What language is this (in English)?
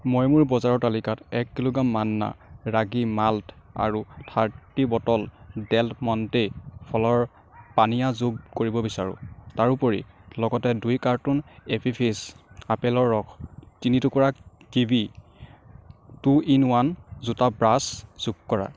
Assamese